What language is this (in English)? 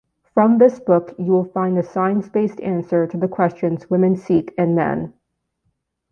English